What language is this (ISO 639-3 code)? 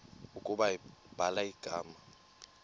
xho